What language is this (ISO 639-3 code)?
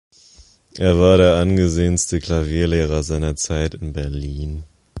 deu